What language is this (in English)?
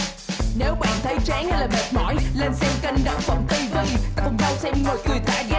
Vietnamese